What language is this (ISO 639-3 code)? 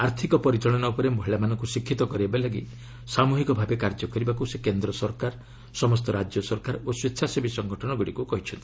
ori